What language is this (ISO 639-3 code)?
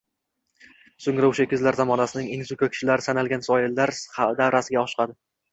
uzb